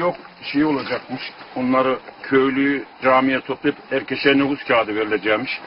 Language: Turkish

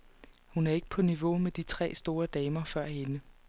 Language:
Danish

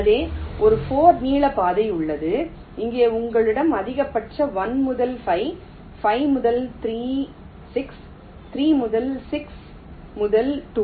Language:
Tamil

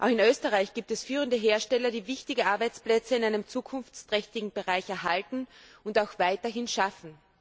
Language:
German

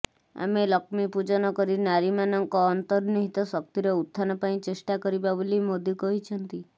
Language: Odia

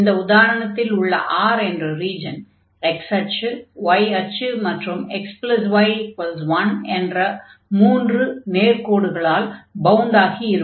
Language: Tamil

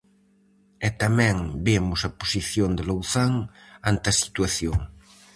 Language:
Galician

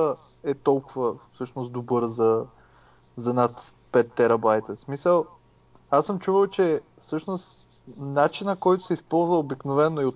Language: Bulgarian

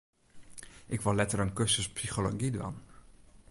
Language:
Western Frisian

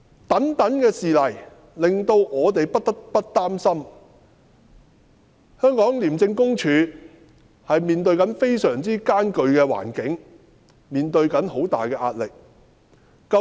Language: Cantonese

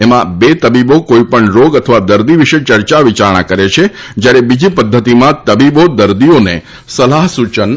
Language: Gujarati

